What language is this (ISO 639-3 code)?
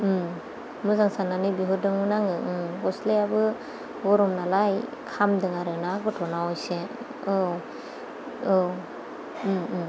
brx